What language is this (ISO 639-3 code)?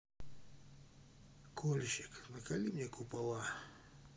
rus